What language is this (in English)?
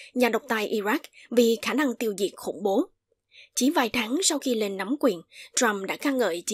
Vietnamese